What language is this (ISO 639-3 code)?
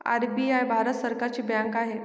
mar